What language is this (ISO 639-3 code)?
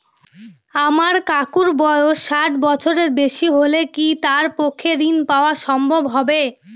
ben